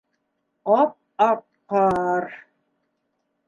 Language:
Bashkir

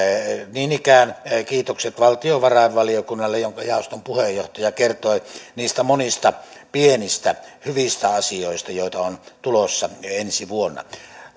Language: Finnish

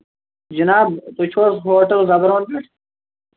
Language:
Kashmiri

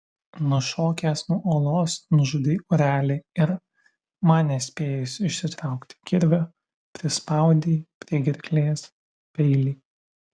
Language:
Lithuanian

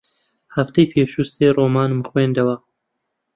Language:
Central Kurdish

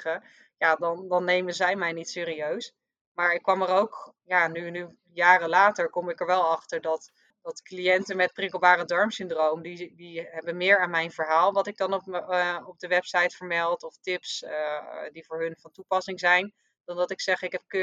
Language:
Dutch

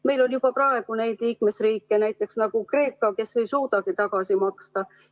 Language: Estonian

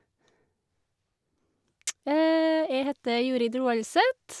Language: Norwegian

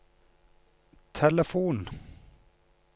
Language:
Norwegian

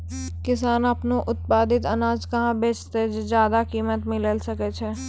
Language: Maithili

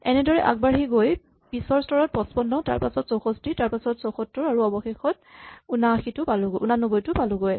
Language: Assamese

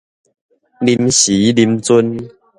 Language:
Min Nan Chinese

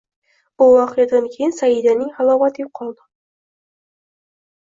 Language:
Uzbek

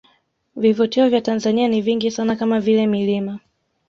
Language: Swahili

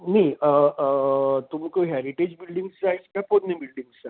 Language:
Konkani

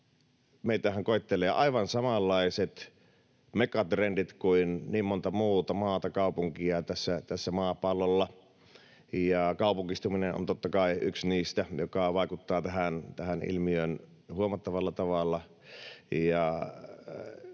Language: Finnish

